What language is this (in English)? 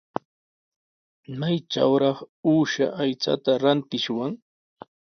Sihuas Ancash Quechua